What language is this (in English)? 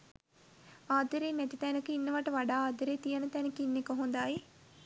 Sinhala